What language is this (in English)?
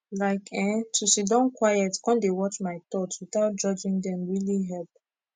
Nigerian Pidgin